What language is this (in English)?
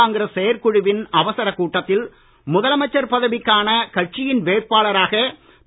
Tamil